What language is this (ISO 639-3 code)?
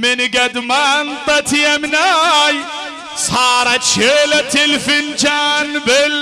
ara